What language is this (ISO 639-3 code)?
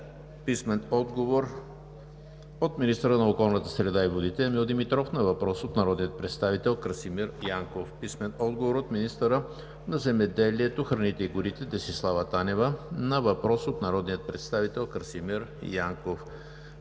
bul